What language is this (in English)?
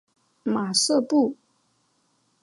Chinese